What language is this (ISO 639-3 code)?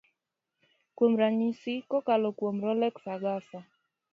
luo